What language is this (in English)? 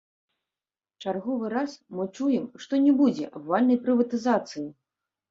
Belarusian